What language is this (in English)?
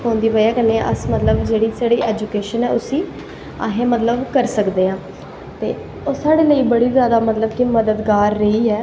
Dogri